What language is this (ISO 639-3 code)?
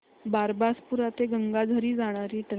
mar